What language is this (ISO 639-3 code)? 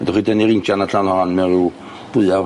cym